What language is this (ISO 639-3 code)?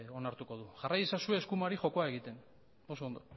eus